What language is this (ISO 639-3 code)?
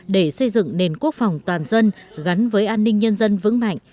vie